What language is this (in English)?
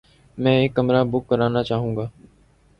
Urdu